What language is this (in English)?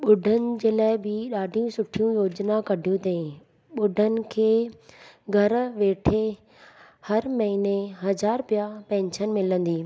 Sindhi